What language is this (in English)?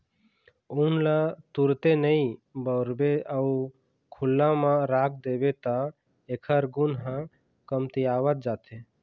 Chhattisgarhi